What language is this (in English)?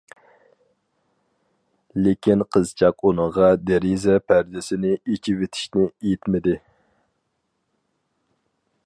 Uyghur